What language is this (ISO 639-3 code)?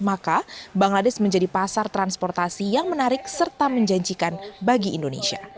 ind